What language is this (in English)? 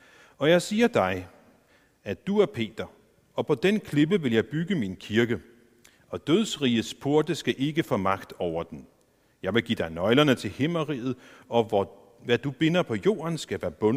Danish